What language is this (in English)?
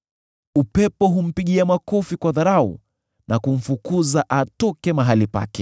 Swahili